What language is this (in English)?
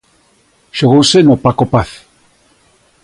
Galician